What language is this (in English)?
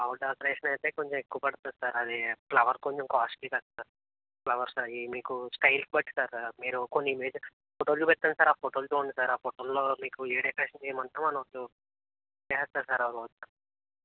Telugu